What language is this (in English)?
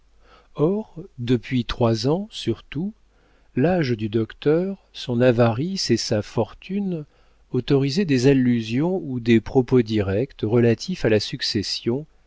French